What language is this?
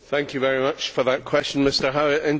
English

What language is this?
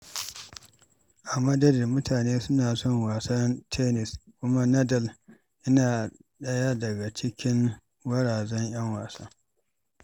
Hausa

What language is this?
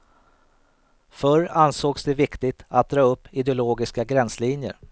Swedish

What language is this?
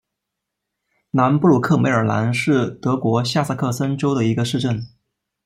Chinese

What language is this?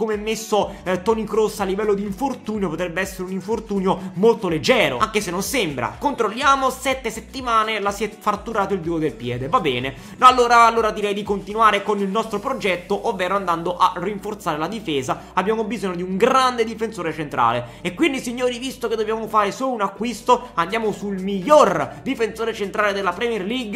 Italian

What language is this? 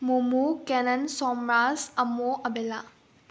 Manipuri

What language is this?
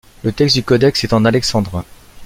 French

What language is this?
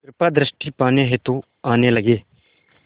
Hindi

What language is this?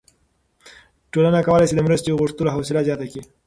Pashto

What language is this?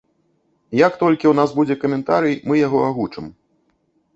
Belarusian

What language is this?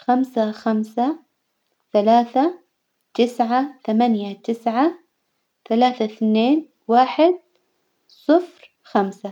Hijazi Arabic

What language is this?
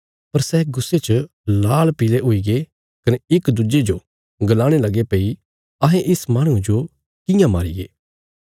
Bilaspuri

